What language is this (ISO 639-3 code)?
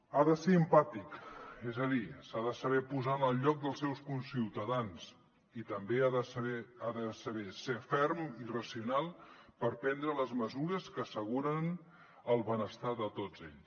cat